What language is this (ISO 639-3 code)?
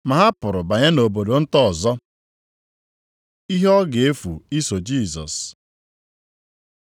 ibo